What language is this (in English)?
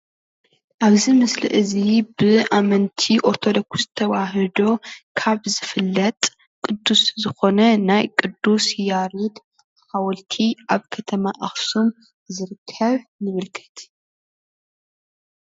Tigrinya